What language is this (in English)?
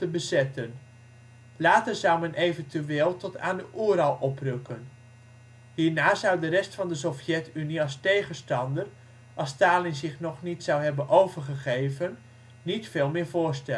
Dutch